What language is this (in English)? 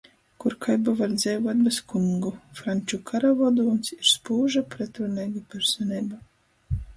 Latgalian